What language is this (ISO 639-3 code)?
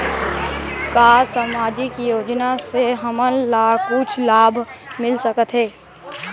hne